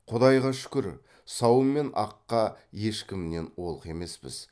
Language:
Kazakh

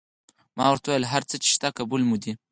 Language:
Pashto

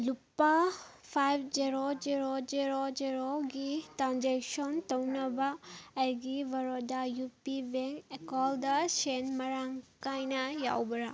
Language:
Manipuri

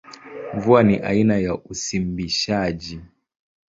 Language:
Swahili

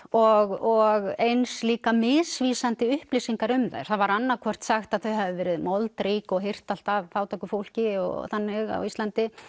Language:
Icelandic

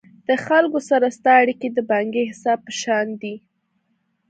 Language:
Pashto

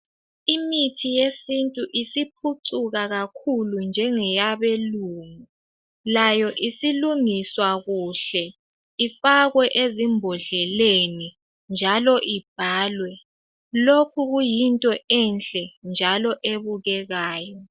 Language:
North Ndebele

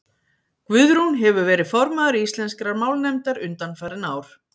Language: Icelandic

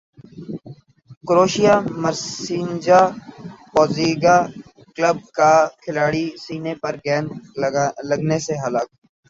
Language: Urdu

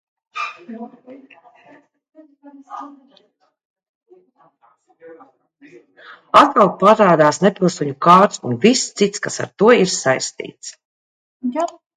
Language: Latvian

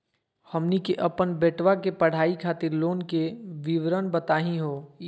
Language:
Magahi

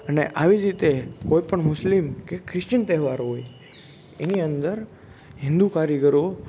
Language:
Gujarati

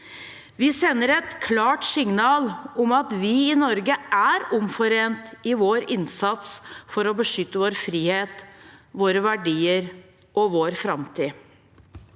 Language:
Norwegian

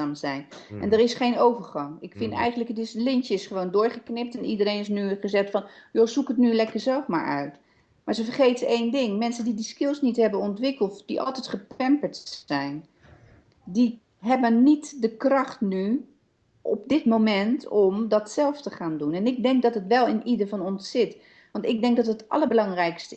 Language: Dutch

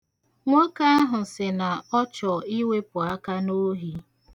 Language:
Igbo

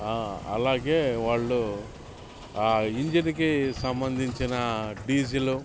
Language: Telugu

